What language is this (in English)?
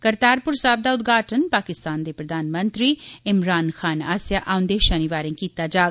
Dogri